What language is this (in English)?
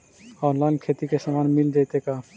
Magahi